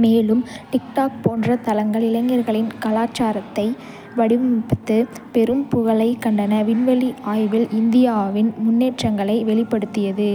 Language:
Kota (India)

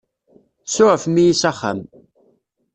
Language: Kabyle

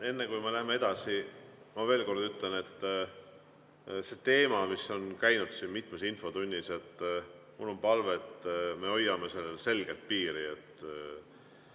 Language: Estonian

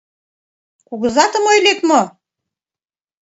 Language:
Mari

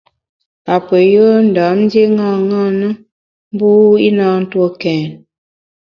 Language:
Bamun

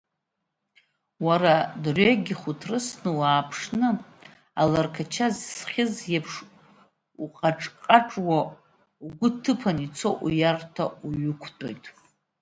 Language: Abkhazian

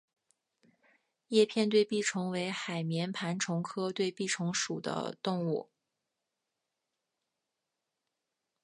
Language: Chinese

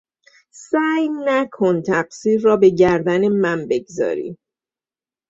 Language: Persian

